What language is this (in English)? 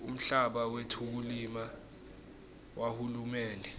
Swati